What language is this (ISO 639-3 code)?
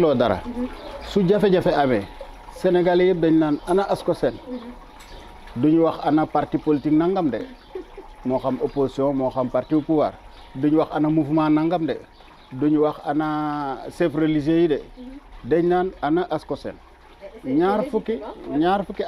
fra